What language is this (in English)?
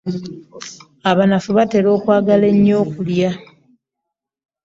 Ganda